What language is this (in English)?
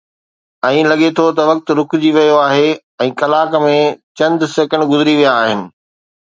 Sindhi